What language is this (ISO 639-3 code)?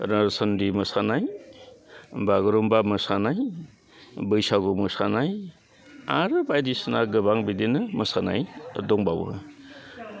brx